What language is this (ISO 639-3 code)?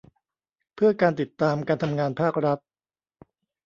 tha